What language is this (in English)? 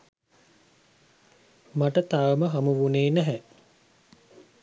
Sinhala